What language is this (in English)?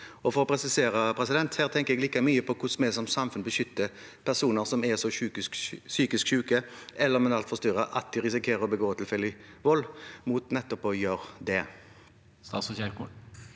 Norwegian